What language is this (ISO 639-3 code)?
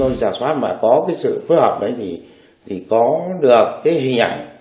vie